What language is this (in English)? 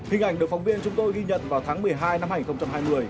Vietnamese